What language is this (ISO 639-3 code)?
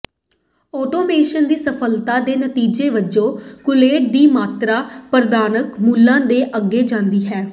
pan